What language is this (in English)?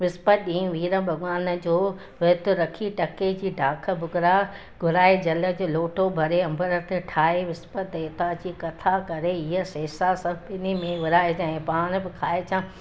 Sindhi